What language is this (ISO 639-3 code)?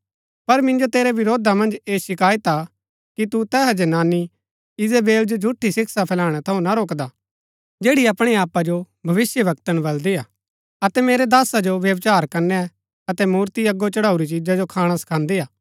gbk